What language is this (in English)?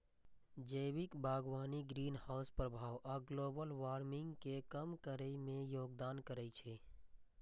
Maithili